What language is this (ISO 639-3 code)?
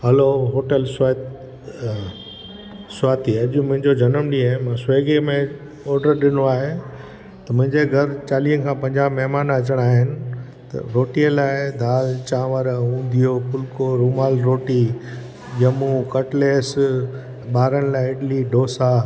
snd